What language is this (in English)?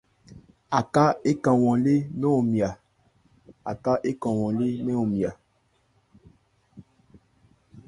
Ebrié